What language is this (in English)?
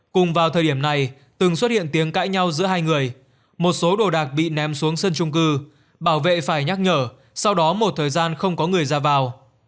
Vietnamese